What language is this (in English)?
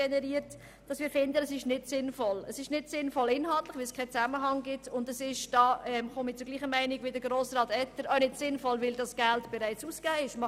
Swiss German